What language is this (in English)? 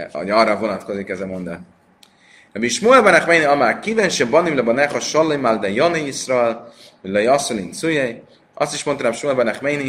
Hungarian